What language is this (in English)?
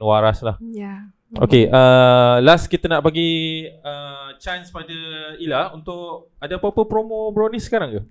Malay